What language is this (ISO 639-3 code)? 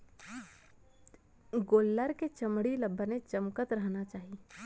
hne